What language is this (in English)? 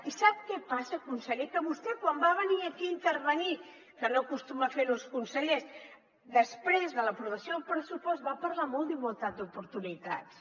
Catalan